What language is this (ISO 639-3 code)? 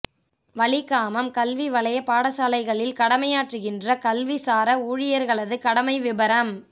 tam